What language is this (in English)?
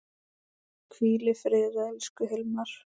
Icelandic